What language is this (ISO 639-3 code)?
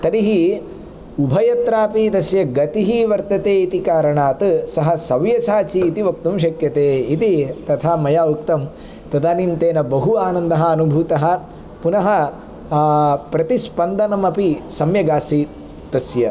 san